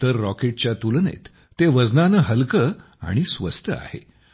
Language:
Marathi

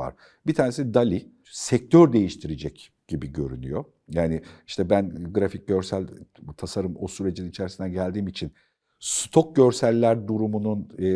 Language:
Turkish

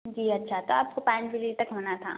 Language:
Urdu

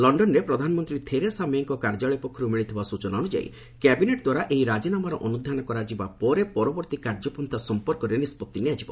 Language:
Odia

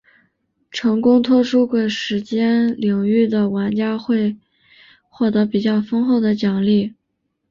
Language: Chinese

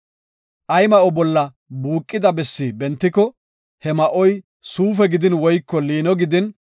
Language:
Gofa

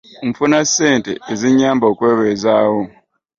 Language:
Ganda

